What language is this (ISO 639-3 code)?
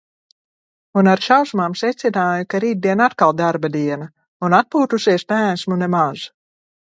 lav